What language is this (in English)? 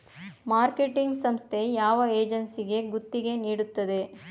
Kannada